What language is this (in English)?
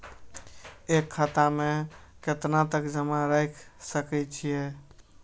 Maithili